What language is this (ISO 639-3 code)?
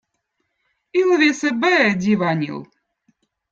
vot